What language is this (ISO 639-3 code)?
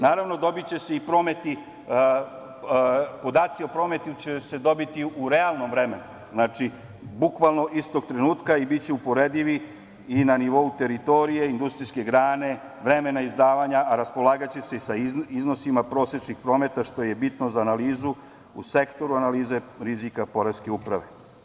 srp